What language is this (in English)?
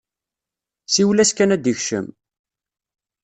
Kabyle